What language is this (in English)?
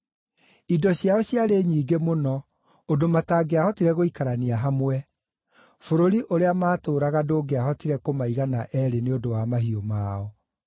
Kikuyu